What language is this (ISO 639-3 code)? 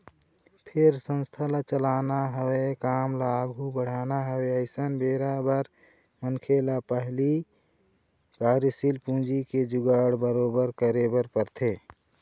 hne